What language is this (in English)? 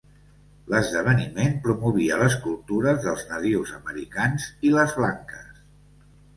Catalan